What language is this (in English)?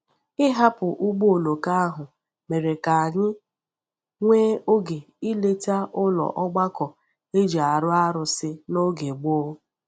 Igbo